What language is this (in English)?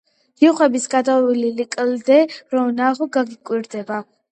Georgian